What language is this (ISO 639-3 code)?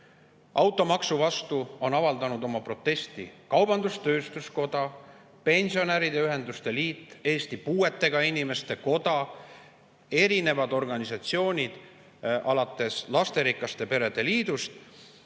est